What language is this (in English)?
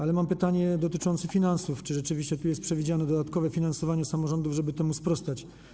Polish